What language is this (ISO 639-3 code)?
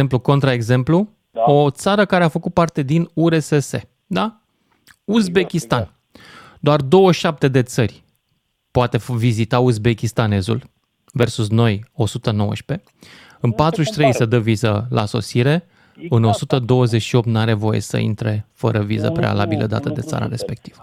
ron